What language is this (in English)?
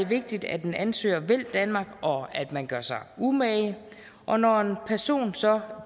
Danish